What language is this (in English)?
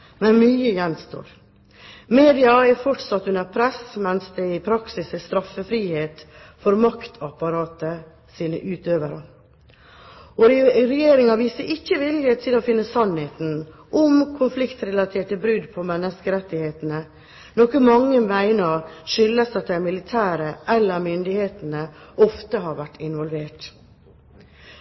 Norwegian Bokmål